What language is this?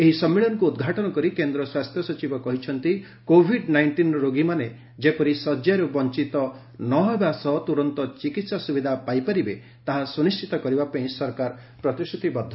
Odia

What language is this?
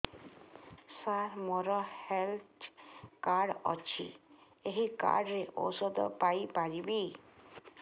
Odia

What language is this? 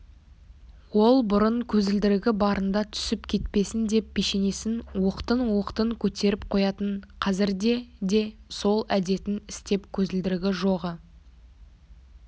Kazakh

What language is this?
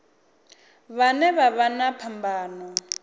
Venda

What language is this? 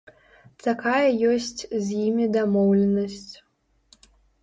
Belarusian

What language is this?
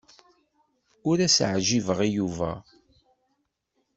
Kabyle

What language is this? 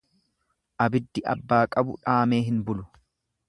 Oromo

